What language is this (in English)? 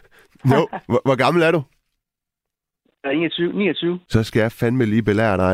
Danish